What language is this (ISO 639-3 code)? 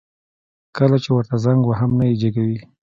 pus